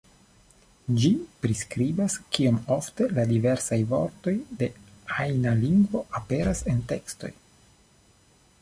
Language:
Esperanto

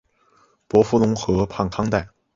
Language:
Chinese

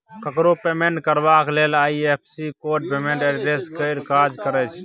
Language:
Maithili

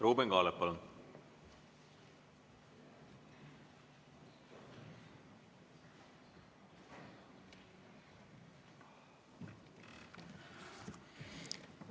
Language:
Estonian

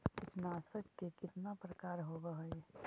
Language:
Magahi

